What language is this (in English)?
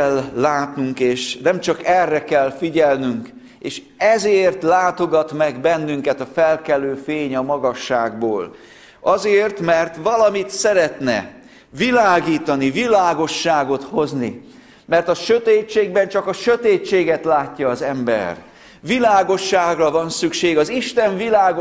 Hungarian